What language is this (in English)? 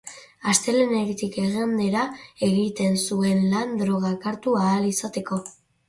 Basque